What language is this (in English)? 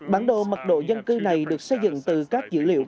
Vietnamese